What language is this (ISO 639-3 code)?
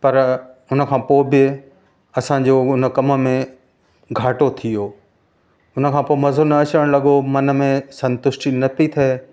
snd